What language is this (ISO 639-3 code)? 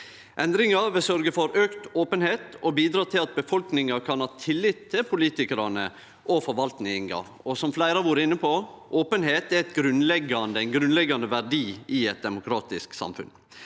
nor